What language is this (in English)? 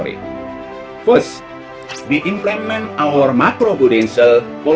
Indonesian